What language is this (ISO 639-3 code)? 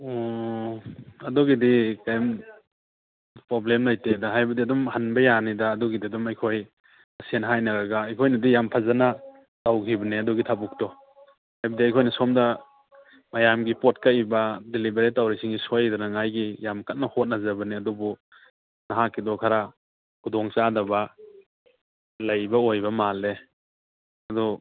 mni